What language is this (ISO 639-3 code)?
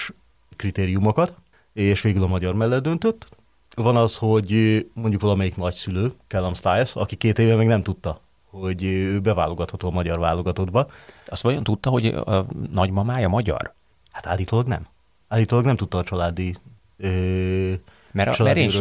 hun